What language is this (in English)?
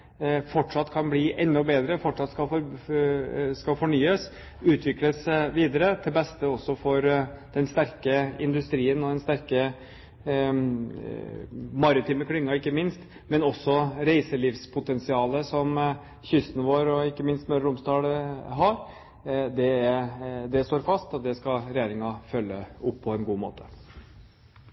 Norwegian Bokmål